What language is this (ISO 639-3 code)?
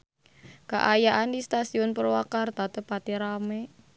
sun